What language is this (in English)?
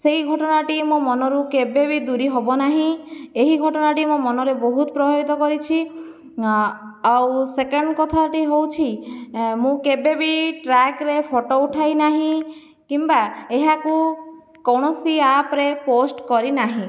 Odia